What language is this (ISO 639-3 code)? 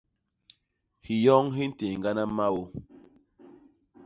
bas